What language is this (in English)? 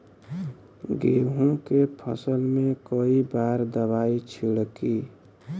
Bhojpuri